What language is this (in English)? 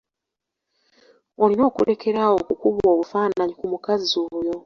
Ganda